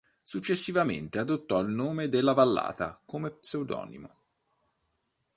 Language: Italian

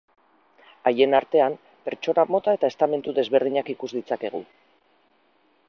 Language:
Basque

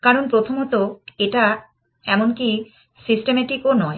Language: Bangla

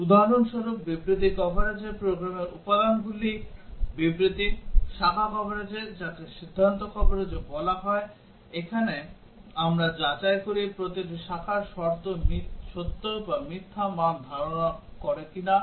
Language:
Bangla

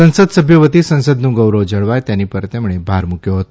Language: Gujarati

